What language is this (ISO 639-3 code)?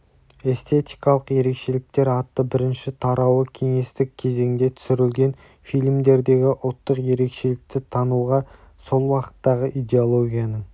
kaz